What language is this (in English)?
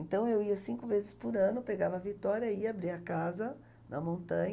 Portuguese